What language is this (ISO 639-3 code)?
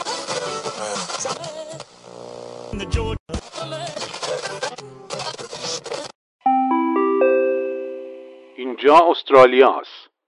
fas